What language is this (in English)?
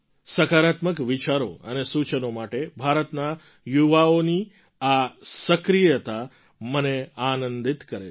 Gujarati